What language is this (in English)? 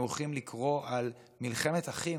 Hebrew